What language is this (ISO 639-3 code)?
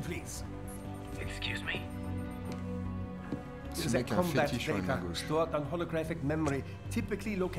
fra